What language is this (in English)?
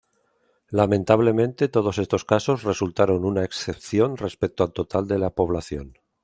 Spanish